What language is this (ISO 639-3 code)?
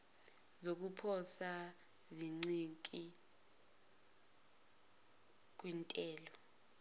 zul